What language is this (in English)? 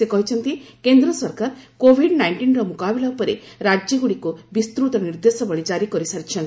Odia